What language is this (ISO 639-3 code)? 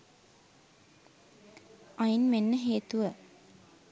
sin